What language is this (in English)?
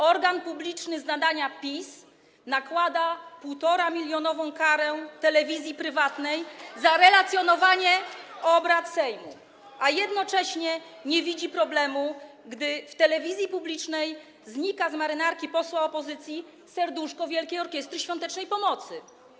Polish